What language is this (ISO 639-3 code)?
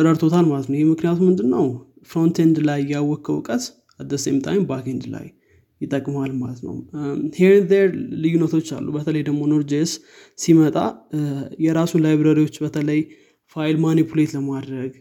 amh